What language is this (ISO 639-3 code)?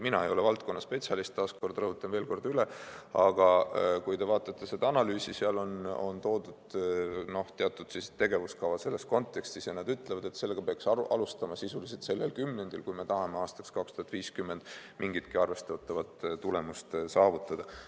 est